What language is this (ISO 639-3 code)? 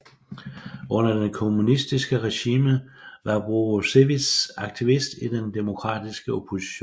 dan